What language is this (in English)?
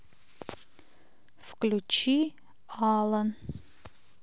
Russian